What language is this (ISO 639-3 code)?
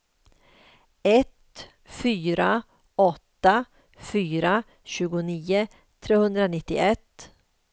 swe